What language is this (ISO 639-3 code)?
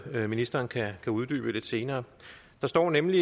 dan